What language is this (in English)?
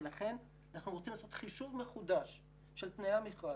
Hebrew